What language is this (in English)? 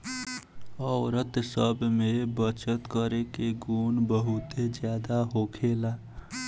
Bhojpuri